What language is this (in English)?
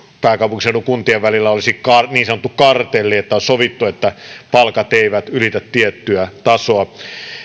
Finnish